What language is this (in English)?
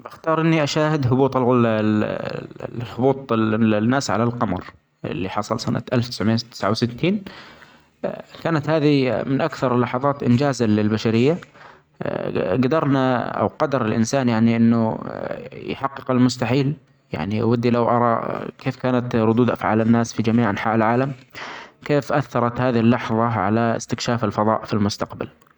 Omani Arabic